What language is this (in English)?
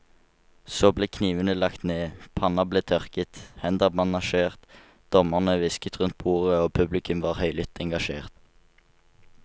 Norwegian